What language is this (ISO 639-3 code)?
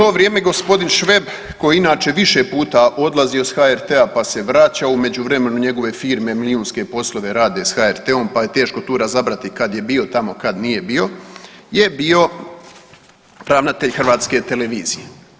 hrv